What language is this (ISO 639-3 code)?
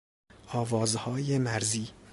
fas